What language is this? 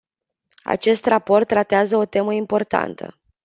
Romanian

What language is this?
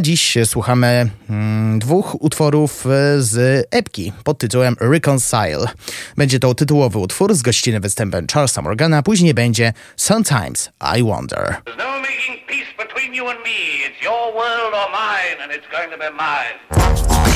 Polish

